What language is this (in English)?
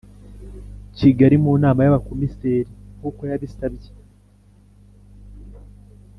Kinyarwanda